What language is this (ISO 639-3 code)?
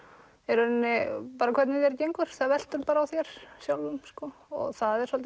isl